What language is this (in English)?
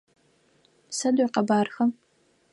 Adyghe